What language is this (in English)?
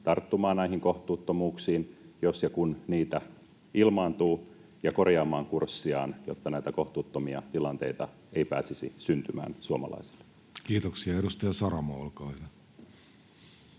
Finnish